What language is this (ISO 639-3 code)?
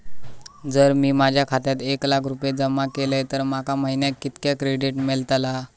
mar